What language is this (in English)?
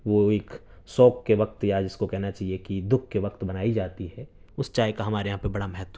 Urdu